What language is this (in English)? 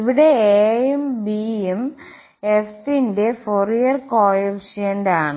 Malayalam